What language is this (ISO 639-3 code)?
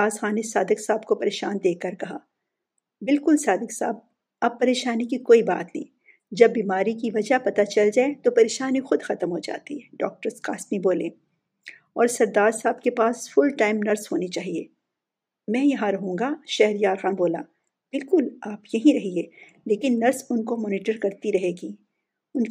urd